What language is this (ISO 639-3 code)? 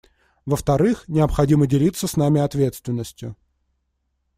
rus